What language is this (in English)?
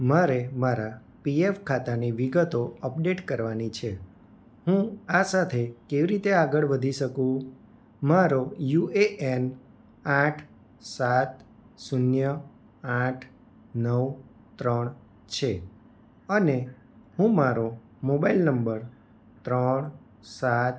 Gujarati